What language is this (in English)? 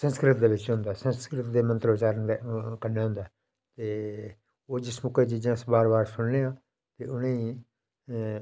Dogri